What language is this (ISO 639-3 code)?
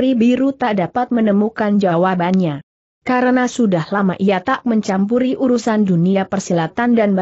ind